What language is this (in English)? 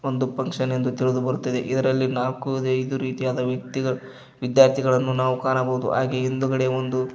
Kannada